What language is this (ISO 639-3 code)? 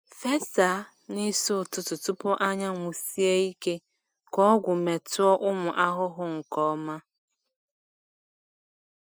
ibo